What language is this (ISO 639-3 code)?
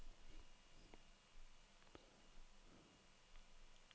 dan